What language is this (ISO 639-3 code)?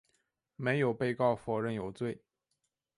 zho